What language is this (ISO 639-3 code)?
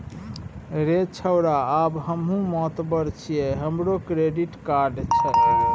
mai